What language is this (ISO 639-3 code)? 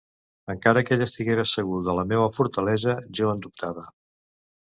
cat